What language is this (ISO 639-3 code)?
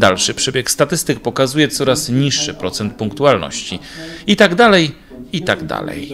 pol